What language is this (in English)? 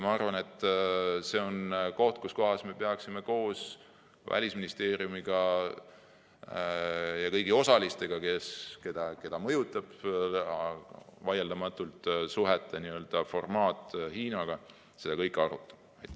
Estonian